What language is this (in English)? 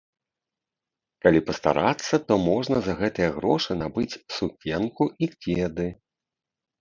Belarusian